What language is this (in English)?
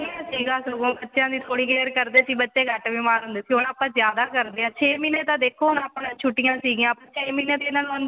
Punjabi